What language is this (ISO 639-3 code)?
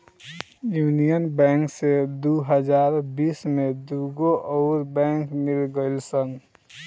bho